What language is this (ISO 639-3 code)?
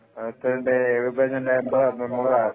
mal